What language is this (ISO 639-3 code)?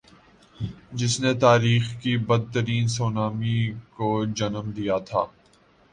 urd